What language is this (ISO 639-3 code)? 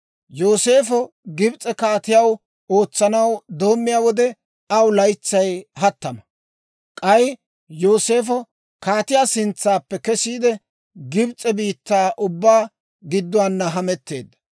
dwr